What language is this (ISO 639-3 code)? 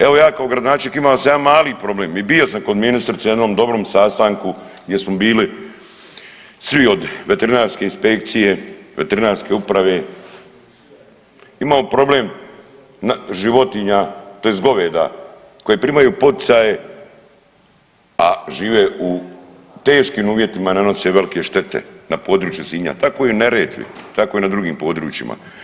hrv